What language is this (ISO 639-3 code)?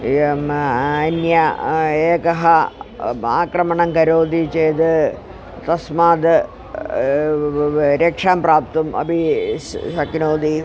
san